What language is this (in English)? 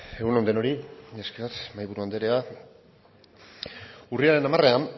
Basque